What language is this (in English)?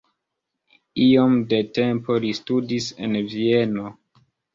Esperanto